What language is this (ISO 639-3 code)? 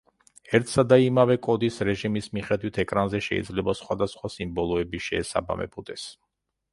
kat